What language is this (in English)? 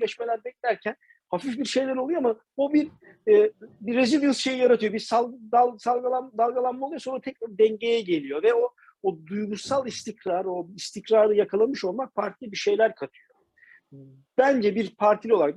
Turkish